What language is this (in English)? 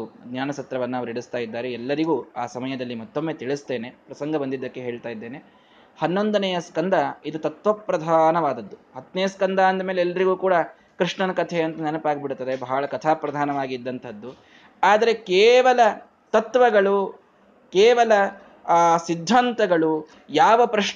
Kannada